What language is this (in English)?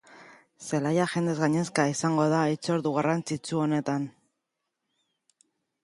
Basque